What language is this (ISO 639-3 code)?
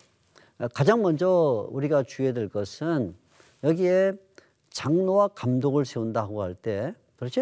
kor